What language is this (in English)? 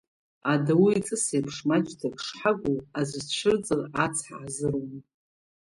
Abkhazian